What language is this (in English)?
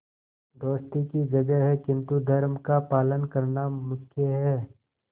Hindi